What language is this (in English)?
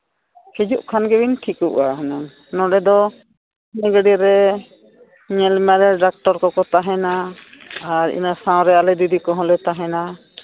Santali